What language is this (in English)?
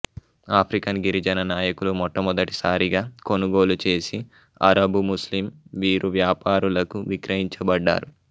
Telugu